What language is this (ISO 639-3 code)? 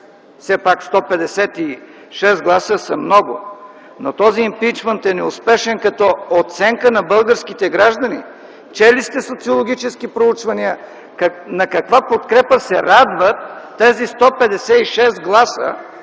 bul